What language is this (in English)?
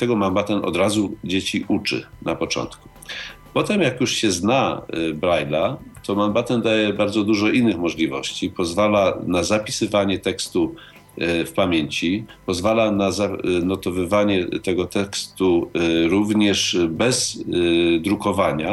Polish